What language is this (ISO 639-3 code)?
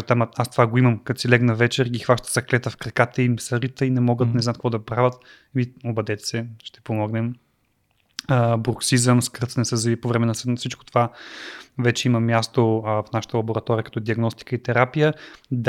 bul